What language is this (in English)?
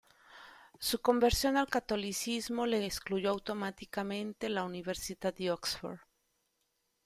Spanish